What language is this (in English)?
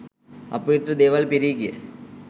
Sinhala